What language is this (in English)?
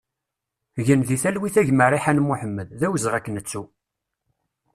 Kabyle